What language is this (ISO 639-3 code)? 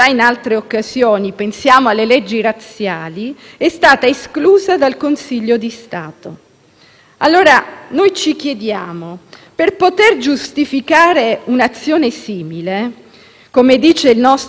ita